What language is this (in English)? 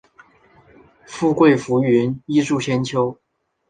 Chinese